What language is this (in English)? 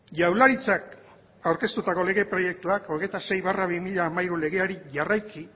Basque